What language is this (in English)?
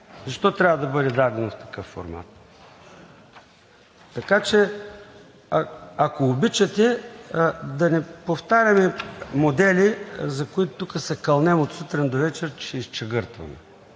Bulgarian